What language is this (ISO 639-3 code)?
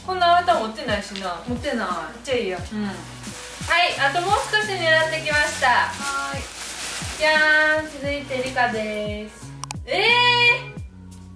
jpn